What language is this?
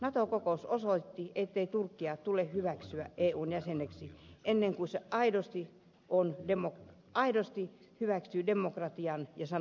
Finnish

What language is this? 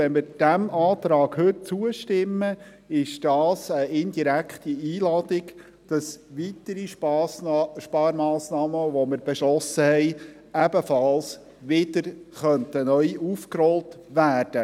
Swiss German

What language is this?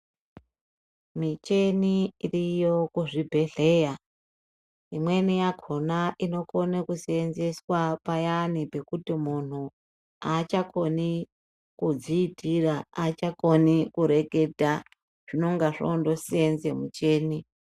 Ndau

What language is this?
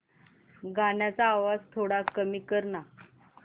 Marathi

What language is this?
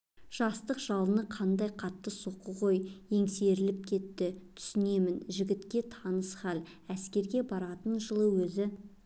Kazakh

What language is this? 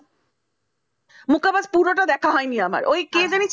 Bangla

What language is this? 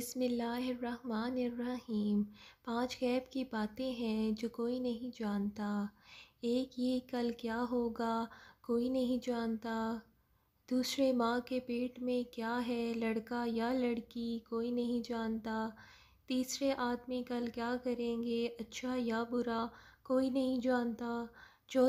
Hindi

